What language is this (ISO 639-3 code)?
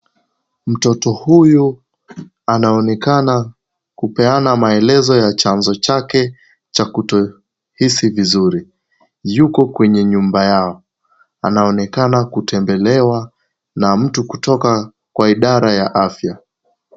swa